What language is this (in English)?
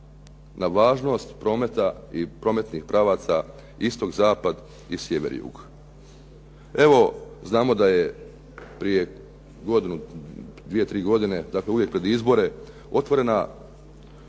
Croatian